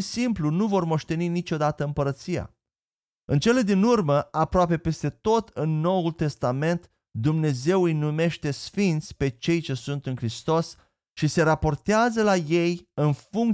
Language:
Romanian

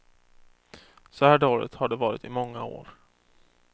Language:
Swedish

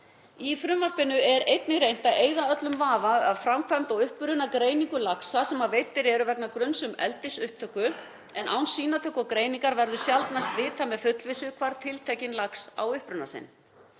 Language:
Icelandic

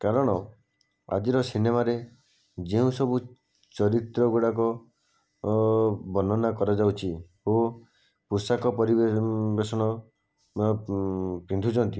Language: Odia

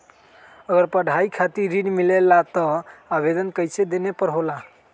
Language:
Magahi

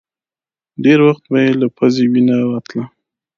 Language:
Pashto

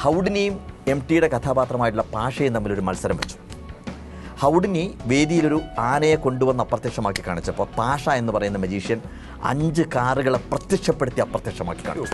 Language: Vietnamese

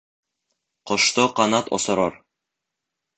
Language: Bashkir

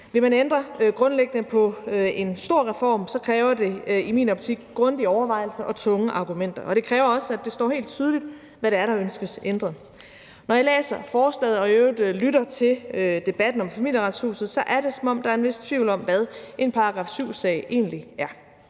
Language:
Danish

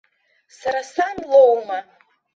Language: Abkhazian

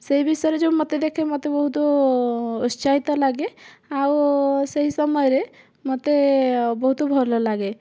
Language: Odia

